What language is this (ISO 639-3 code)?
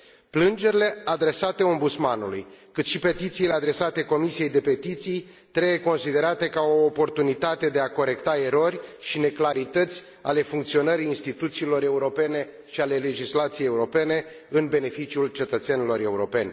ron